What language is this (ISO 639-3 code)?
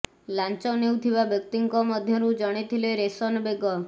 ori